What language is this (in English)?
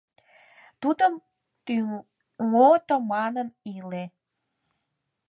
Mari